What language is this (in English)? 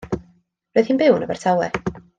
Welsh